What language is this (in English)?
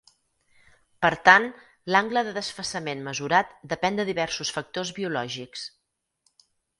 Catalan